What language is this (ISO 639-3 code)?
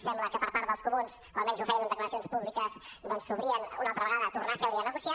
cat